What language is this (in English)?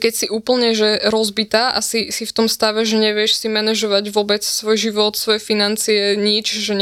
Slovak